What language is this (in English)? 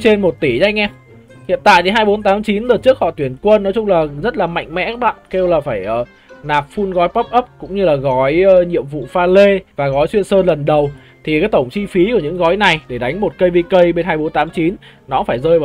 Vietnamese